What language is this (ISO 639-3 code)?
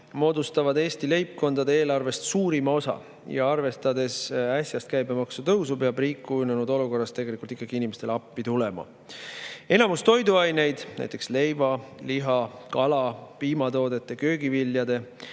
est